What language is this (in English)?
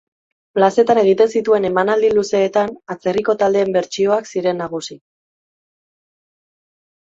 Basque